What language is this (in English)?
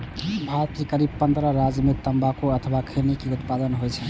Maithili